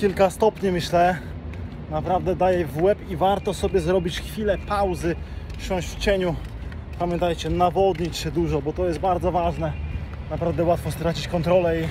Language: Polish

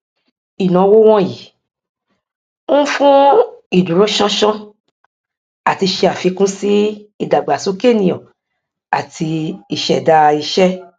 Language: Yoruba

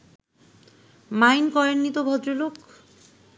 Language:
Bangla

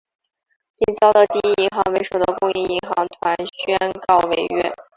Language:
Chinese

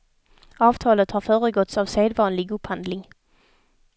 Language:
Swedish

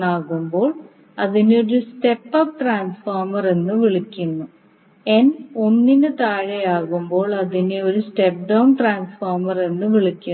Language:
Malayalam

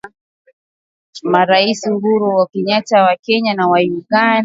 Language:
Swahili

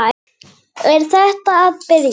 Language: Icelandic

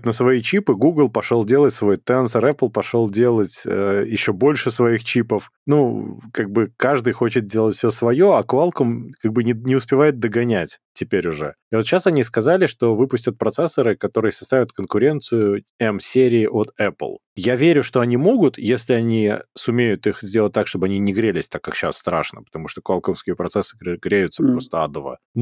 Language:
Russian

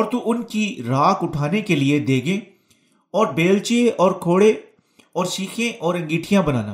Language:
Urdu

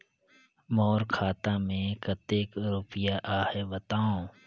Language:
Chhattisgarhi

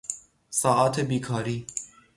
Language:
Persian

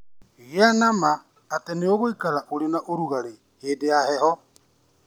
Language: Kikuyu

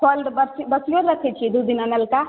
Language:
Maithili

